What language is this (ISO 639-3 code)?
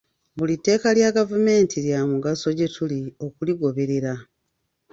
lug